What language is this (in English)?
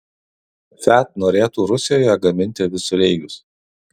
Lithuanian